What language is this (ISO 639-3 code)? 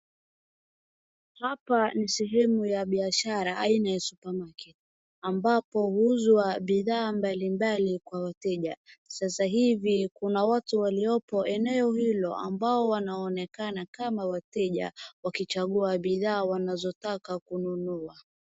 swa